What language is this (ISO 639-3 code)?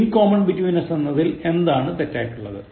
mal